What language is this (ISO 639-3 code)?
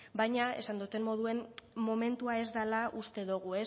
eus